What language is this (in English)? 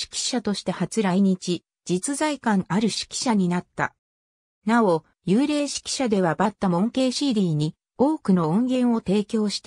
Japanese